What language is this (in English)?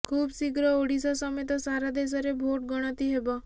Odia